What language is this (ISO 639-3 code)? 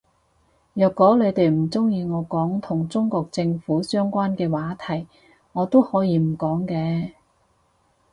yue